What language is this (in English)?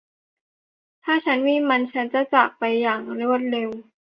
Thai